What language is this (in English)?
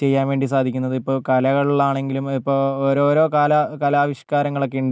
Malayalam